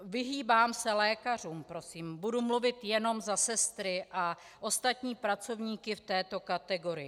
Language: Czech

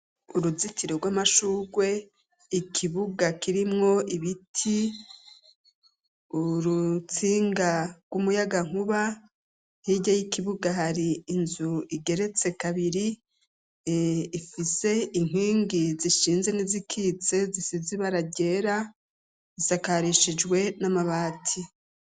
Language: Rundi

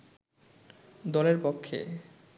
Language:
Bangla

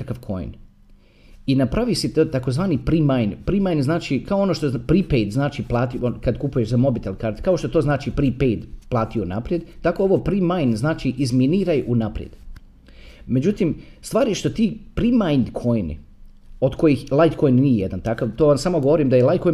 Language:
Croatian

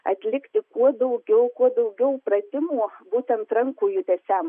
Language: Lithuanian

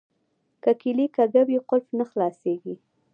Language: Pashto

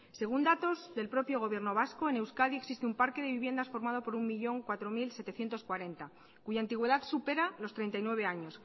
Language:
Spanish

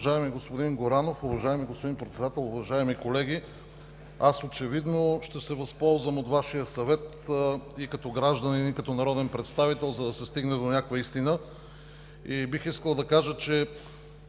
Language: Bulgarian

